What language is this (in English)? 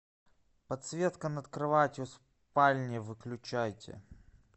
Russian